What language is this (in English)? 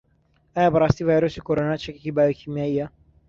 Central Kurdish